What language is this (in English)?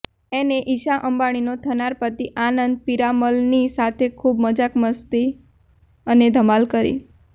Gujarati